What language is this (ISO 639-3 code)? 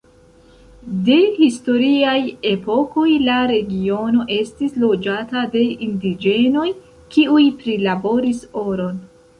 epo